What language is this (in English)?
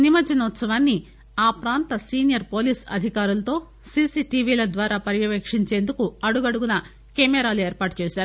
Telugu